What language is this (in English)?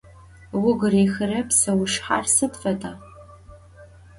Adyghe